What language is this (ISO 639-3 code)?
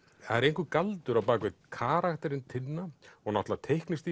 isl